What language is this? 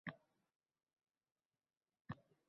Uzbek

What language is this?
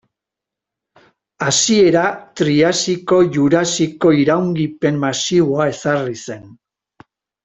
Basque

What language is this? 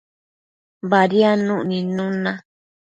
Matsés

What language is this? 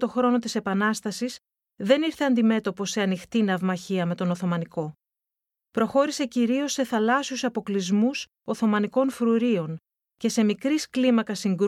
Greek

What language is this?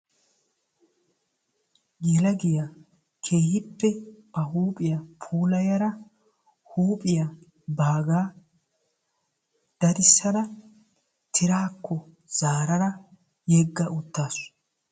Wolaytta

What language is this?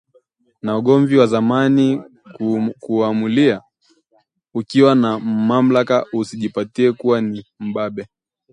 Swahili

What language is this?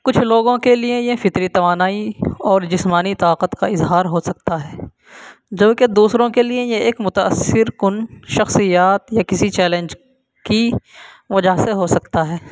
Urdu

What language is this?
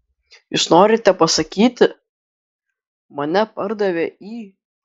Lithuanian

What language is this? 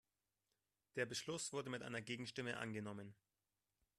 German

